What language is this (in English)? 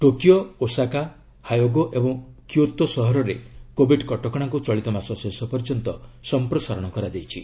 Odia